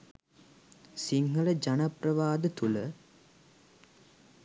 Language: Sinhala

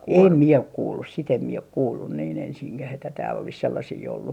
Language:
Finnish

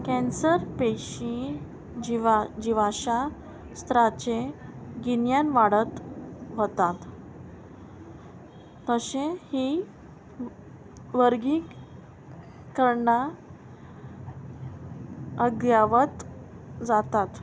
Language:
Konkani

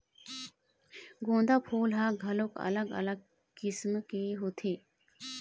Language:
Chhattisgarhi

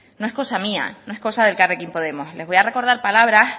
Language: Spanish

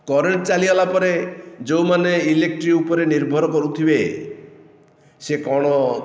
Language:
Odia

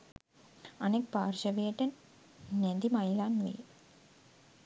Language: Sinhala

